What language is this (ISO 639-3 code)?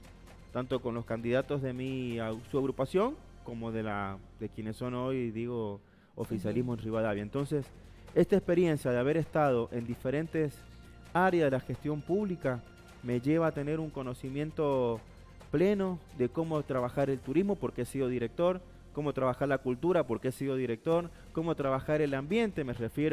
spa